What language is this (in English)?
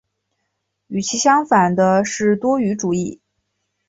Chinese